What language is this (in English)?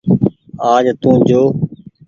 Goaria